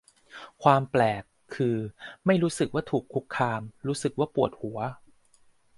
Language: Thai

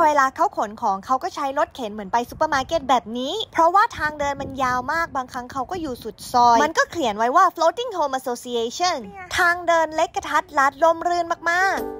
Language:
Thai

